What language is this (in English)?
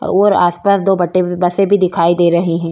Hindi